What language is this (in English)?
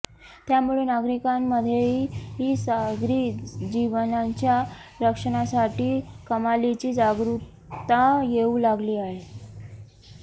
Marathi